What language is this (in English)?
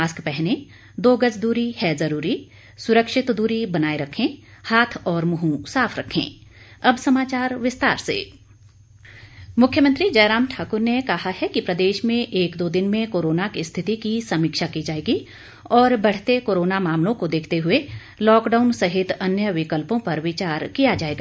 Hindi